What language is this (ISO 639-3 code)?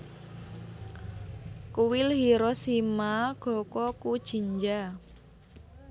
jav